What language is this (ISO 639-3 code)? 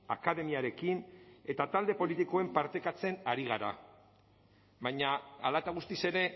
eus